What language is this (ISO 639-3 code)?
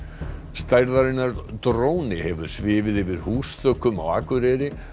isl